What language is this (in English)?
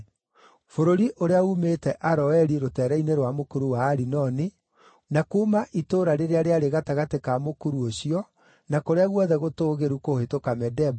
Kikuyu